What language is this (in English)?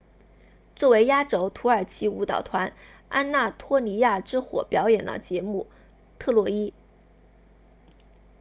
Chinese